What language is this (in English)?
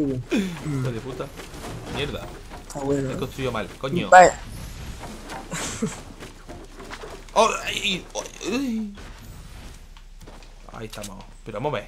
Spanish